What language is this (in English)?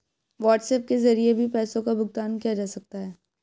Hindi